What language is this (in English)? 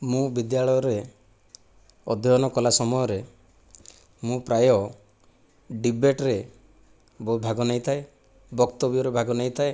Odia